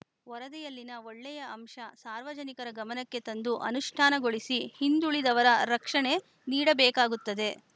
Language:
Kannada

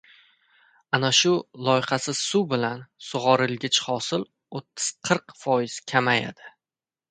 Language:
Uzbek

